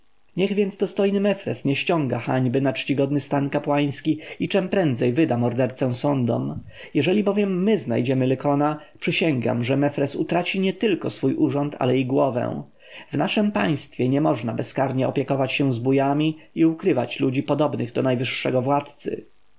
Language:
Polish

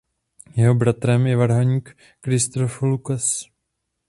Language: Czech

